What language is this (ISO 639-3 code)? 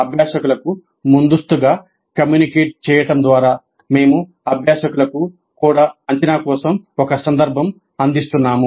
tel